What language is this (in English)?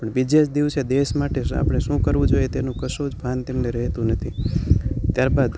Gujarati